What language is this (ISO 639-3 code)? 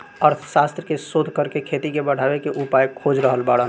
bho